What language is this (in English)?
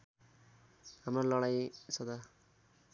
Nepali